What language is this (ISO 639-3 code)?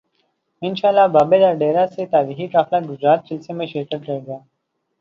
urd